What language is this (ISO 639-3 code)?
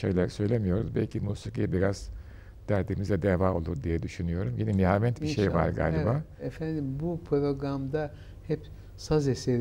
tur